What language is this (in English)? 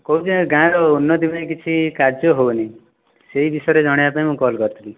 Odia